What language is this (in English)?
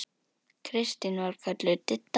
Icelandic